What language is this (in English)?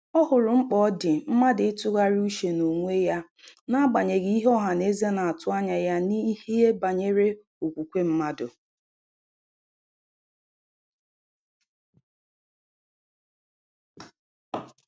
Igbo